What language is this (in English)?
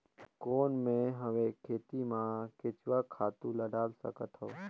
Chhattisgarhi